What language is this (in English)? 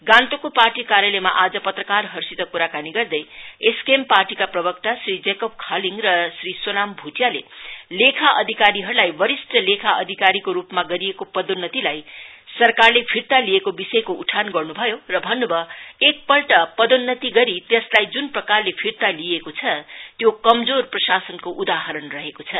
Nepali